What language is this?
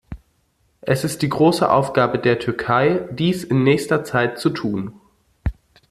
German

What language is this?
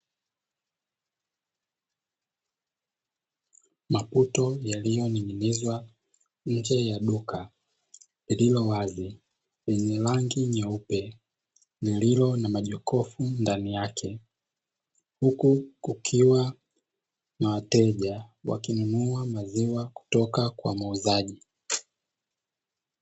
Swahili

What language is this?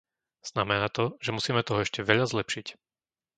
Slovak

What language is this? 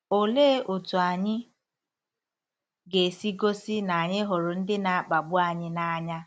Igbo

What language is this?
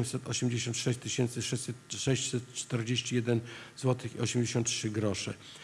Polish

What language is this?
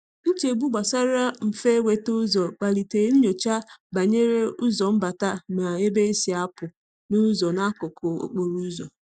Igbo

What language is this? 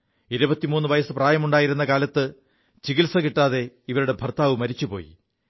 Malayalam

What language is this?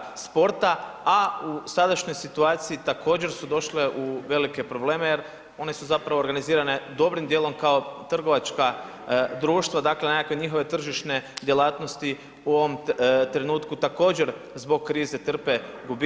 Croatian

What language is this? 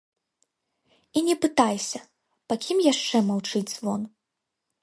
Belarusian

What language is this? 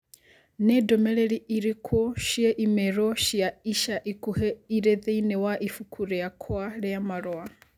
Kikuyu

